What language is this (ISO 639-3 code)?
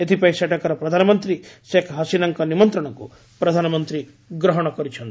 ori